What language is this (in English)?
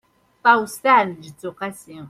Kabyle